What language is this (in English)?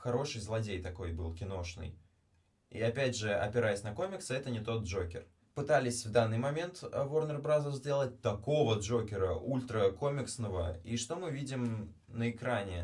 Russian